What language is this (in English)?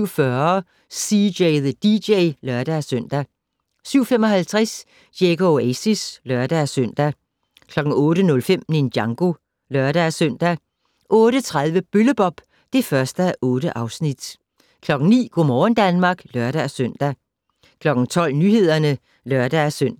Danish